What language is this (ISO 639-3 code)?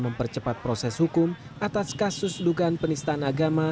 ind